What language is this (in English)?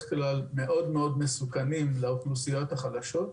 Hebrew